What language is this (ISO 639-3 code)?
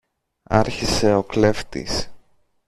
ell